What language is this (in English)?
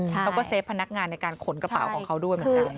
Thai